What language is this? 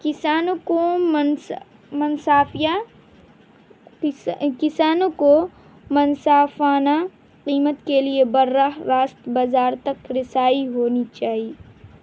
Urdu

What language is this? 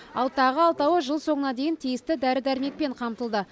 Kazakh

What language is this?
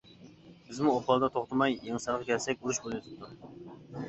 Uyghur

